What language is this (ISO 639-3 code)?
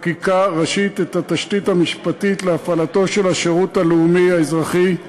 heb